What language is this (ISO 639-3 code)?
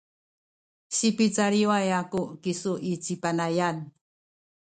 szy